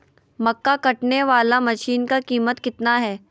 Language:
Magahi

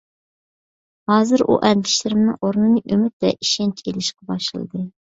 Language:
Uyghur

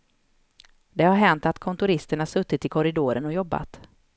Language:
Swedish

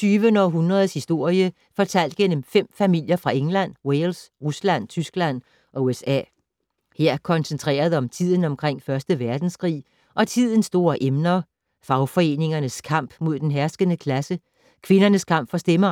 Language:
Danish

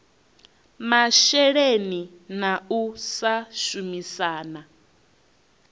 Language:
Venda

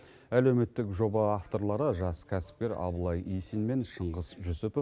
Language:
Kazakh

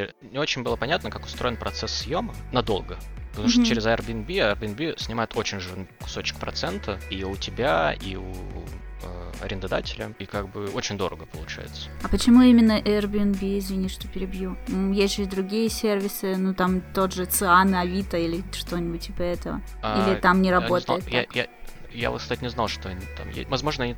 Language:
Russian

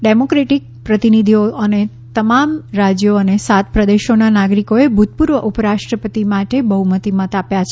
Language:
Gujarati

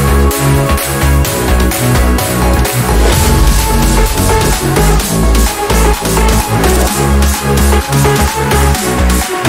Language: English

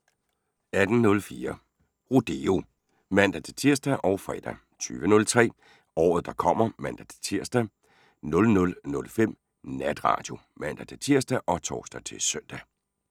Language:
Danish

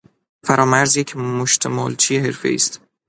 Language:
Persian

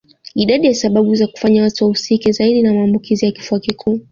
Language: Swahili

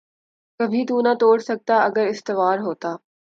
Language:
Urdu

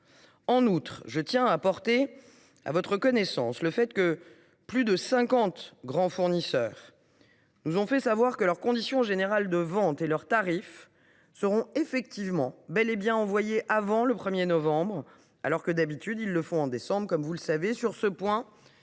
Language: French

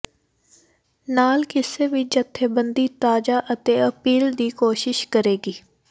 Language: Punjabi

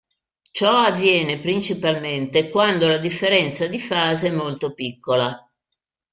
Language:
Italian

